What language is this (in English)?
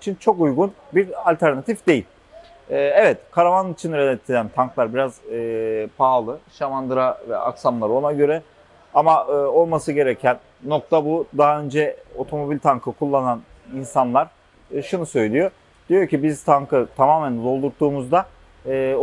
Turkish